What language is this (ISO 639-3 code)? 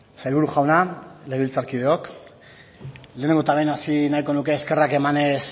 eus